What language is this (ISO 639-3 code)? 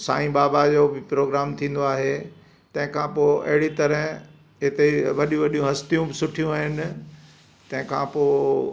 snd